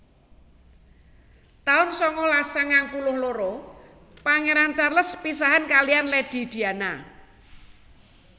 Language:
Javanese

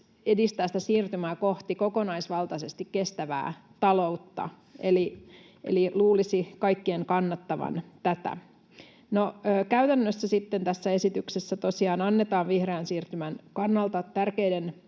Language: Finnish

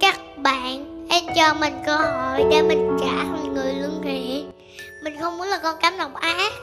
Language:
Vietnamese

